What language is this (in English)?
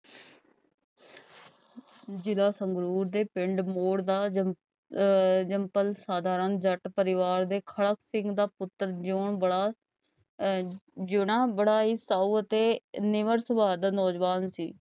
Punjabi